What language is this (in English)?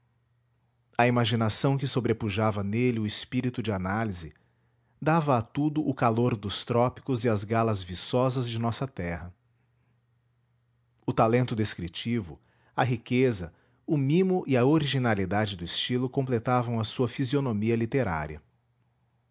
Portuguese